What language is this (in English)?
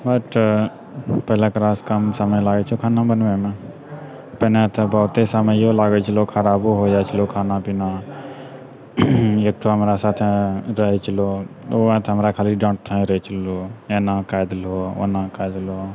Maithili